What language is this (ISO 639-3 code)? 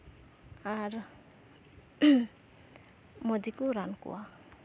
sat